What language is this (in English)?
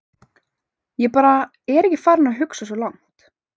Icelandic